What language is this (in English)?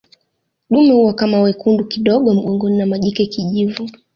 Swahili